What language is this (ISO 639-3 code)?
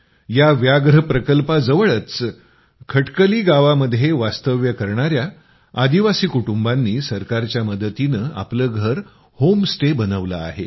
mar